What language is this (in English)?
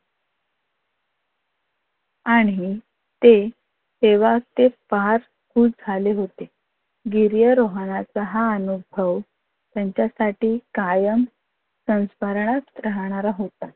Marathi